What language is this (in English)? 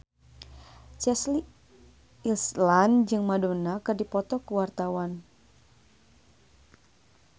Sundanese